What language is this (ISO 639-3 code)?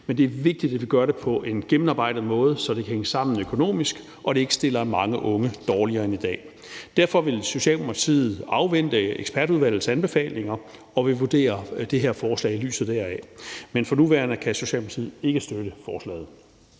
dan